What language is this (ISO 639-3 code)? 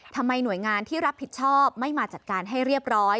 tha